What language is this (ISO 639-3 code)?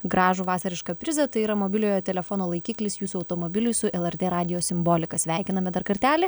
lit